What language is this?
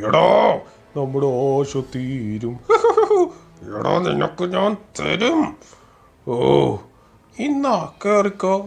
Malayalam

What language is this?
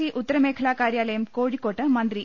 Malayalam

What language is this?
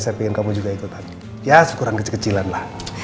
Indonesian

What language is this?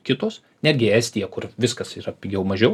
Lithuanian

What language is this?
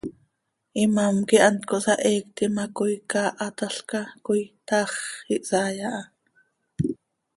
Seri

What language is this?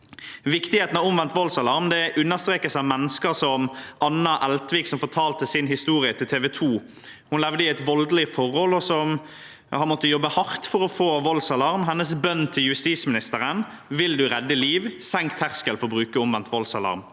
Norwegian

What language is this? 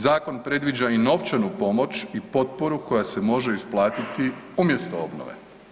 Croatian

